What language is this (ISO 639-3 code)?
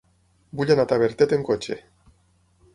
cat